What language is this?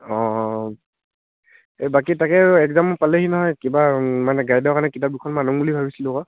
Assamese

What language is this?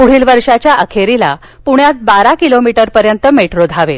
Marathi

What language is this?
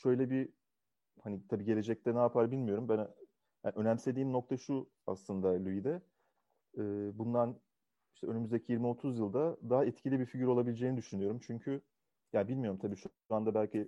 Turkish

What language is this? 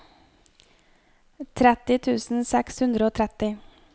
Norwegian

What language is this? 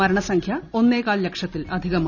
Malayalam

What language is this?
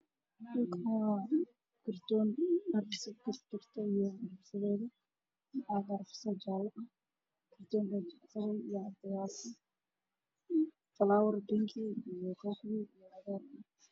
Somali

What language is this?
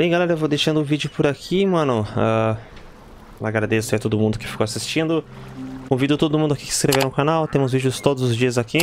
Portuguese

